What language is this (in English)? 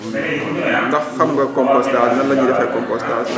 Wolof